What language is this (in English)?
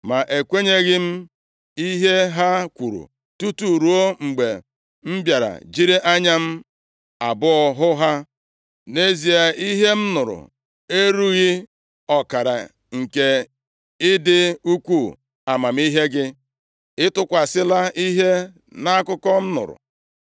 Igbo